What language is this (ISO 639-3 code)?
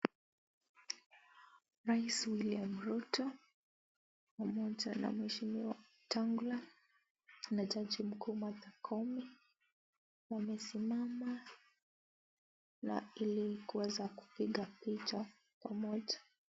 swa